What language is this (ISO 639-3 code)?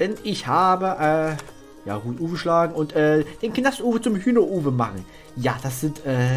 deu